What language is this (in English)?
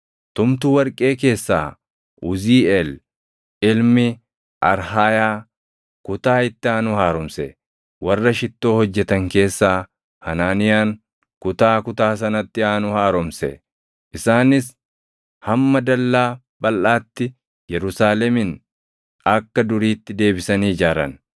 Oromo